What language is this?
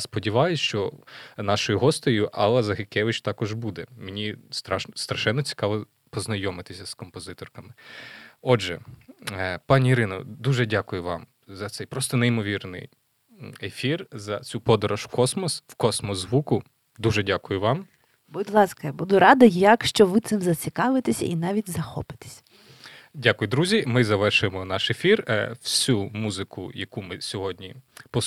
Ukrainian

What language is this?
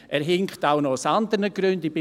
Swiss German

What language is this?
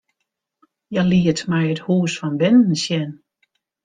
Western Frisian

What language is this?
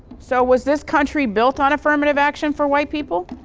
English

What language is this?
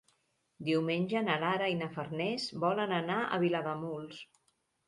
Catalan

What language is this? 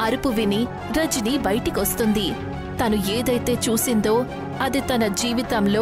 Telugu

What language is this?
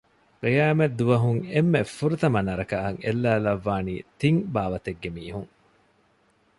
Divehi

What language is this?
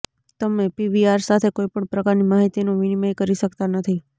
Gujarati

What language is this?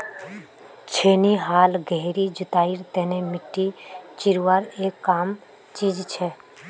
Magahi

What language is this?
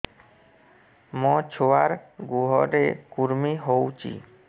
Odia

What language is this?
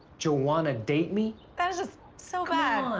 English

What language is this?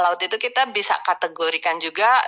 Indonesian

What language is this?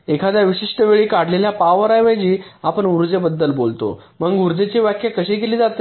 Marathi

